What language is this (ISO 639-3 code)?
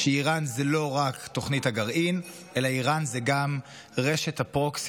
heb